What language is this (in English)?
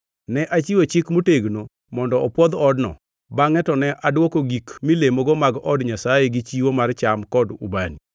Luo (Kenya and Tanzania)